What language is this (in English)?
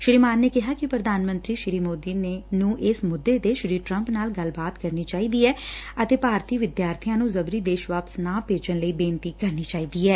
Punjabi